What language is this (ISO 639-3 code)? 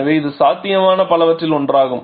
tam